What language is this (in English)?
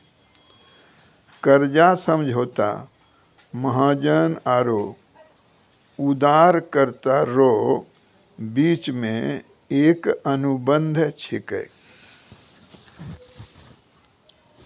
Maithili